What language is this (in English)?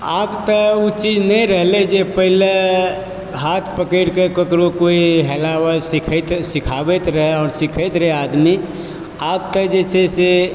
Maithili